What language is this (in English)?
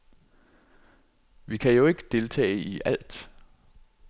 Danish